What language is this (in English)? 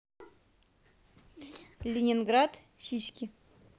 Russian